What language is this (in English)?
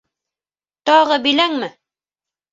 Bashkir